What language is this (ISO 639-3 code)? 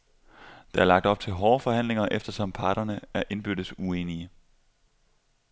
dan